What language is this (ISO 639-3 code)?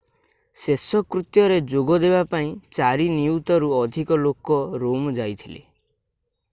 ori